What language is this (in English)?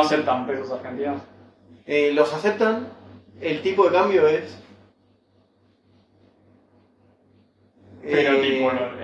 Spanish